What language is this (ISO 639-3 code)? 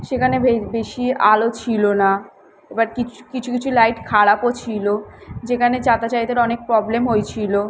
ben